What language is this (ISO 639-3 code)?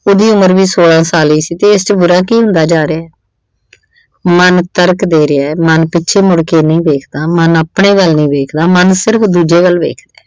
pan